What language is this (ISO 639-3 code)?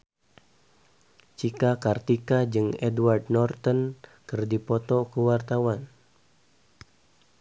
sun